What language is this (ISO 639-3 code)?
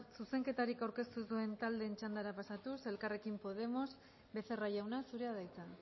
eus